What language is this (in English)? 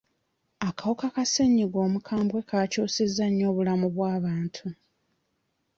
Ganda